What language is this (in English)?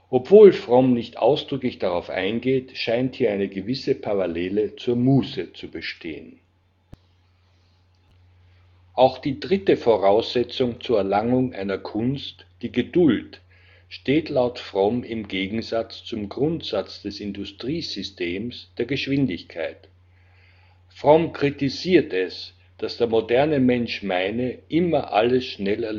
German